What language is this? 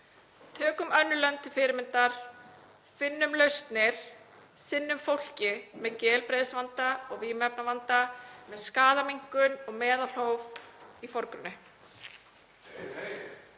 Icelandic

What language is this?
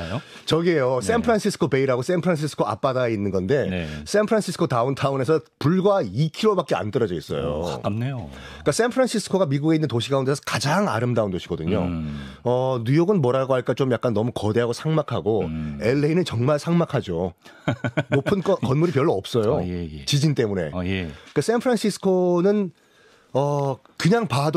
Korean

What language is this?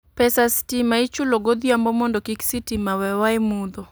Luo (Kenya and Tanzania)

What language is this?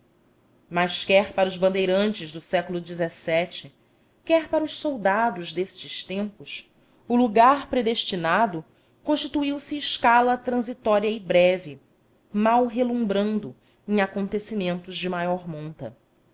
Portuguese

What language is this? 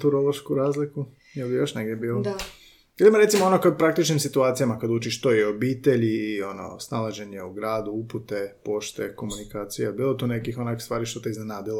Croatian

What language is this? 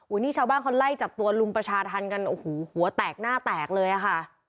Thai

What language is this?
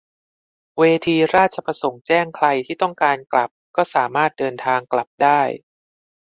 Thai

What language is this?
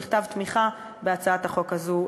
Hebrew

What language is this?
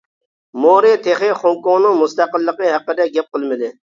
Uyghur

